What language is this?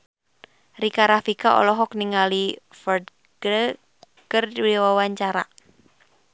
Sundanese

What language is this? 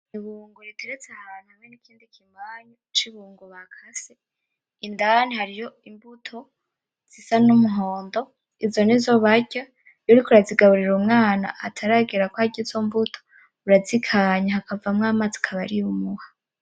Rundi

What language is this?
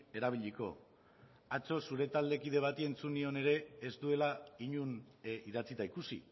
Basque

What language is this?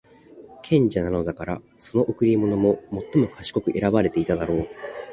Japanese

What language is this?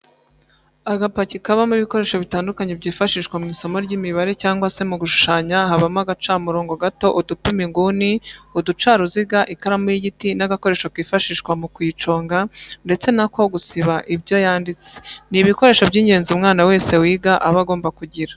Kinyarwanda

